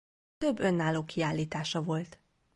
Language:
Hungarian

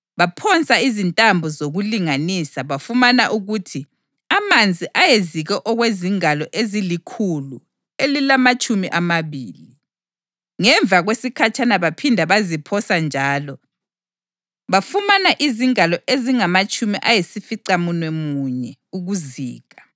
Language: North Ndebele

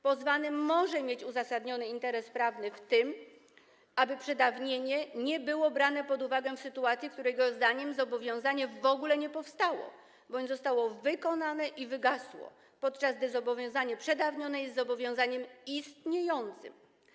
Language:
Polish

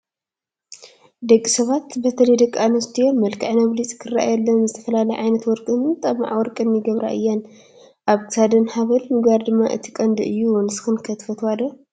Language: Tigrinya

